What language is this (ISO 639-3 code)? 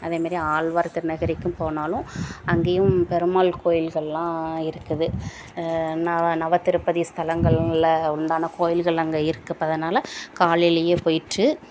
tam